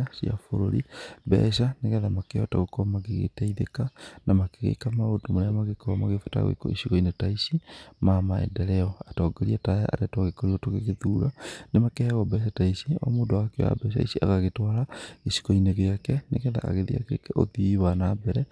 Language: Kikuyu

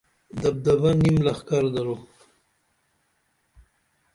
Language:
Dameli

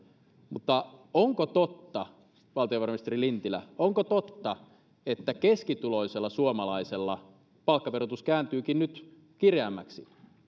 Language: Finnish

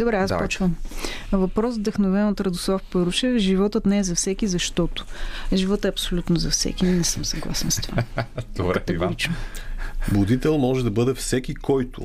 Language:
Bulgarian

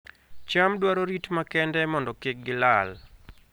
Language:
Luo (Kenya and Tanzania)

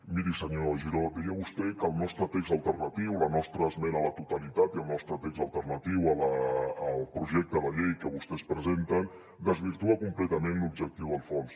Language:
Catalan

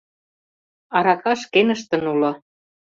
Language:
Mari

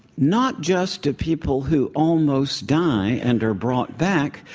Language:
English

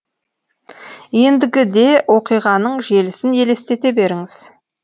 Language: Kazakh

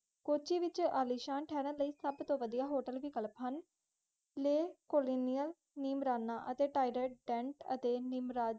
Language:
Punjabi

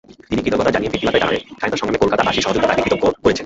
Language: Bangla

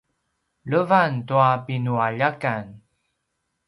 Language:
Paiwan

